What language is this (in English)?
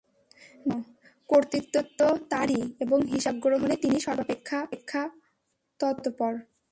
Bangla